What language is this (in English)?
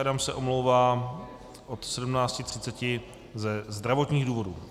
Czech